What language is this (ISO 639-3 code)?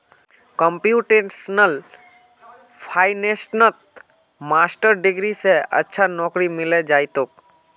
mag